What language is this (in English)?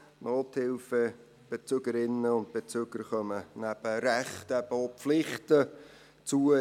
Swiss German